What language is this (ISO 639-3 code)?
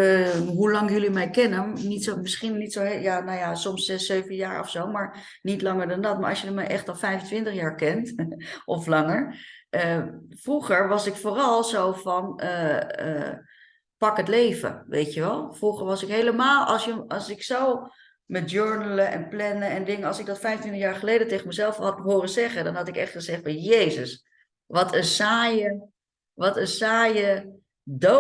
nld